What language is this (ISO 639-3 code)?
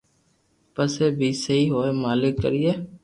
lrk